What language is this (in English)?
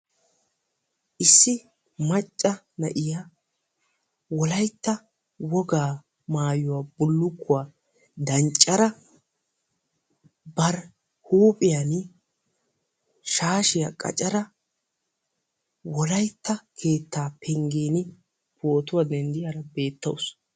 Wolaytta